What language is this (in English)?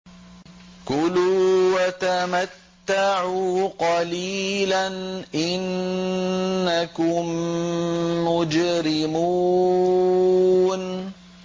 Arabic